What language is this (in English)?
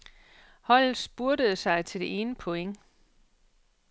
Danish